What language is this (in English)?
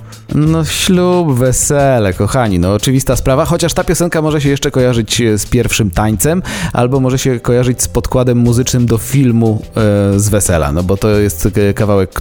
Polish